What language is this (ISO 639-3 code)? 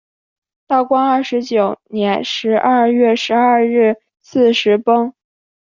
zho